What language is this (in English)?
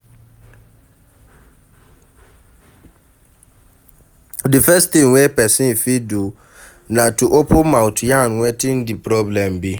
Nigerian Pidgin